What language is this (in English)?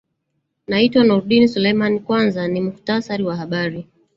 Swahili